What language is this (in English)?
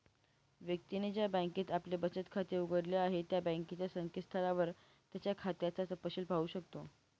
Marathi